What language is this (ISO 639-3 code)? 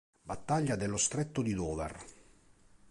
ita